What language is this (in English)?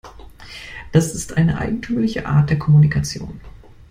German